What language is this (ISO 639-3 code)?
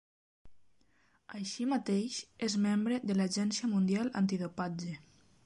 cat